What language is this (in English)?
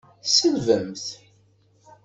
Kabyle